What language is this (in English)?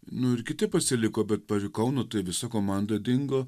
Lithuanian